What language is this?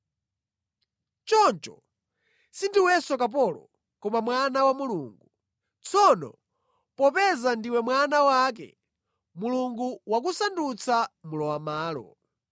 Nyanja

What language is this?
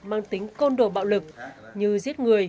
Vietnamese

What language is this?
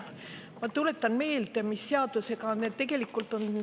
Estonian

